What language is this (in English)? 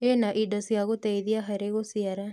Kikuyu